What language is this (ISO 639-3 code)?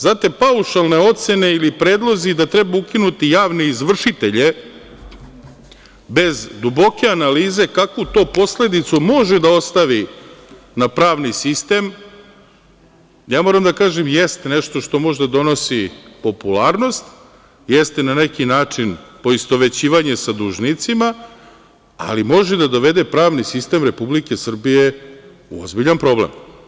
srp